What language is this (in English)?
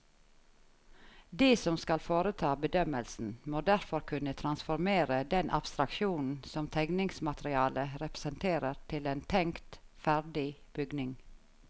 Norwegian